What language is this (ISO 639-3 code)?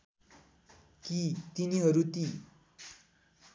nep